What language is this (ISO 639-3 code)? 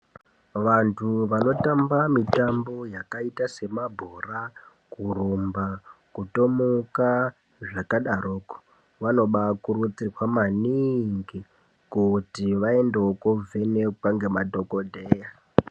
ndc